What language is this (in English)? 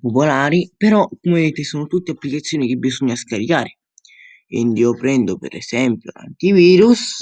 Italian